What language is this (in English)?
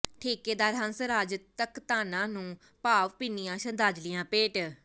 Punjabi